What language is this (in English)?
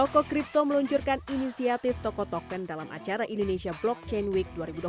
Indonesian